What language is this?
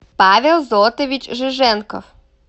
Russian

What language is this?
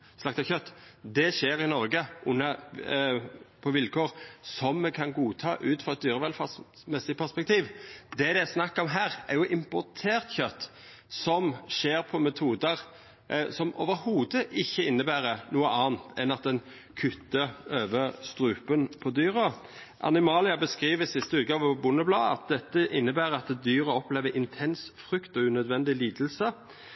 Norwegian Nynorsk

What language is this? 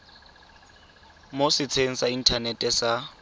Tswana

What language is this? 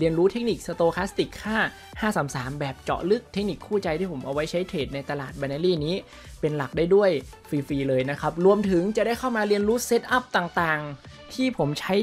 Thai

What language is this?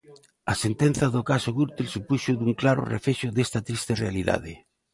Galician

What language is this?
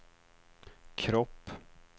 Swedish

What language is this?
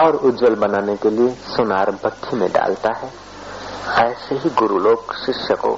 Hindi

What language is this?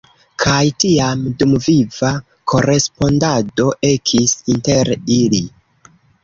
Esperanto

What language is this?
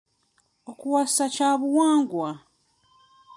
Ganda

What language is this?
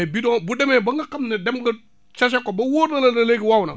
Wolof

